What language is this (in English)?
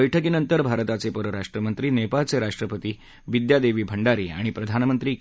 Marathi